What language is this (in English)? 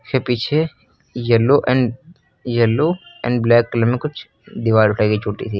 Hindi